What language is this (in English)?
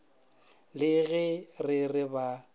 Northern Sotho